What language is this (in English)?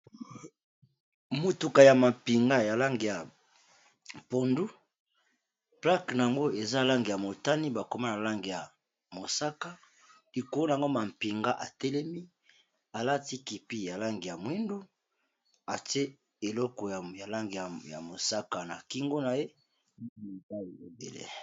Lingala